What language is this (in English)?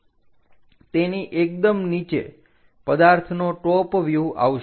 Gujarati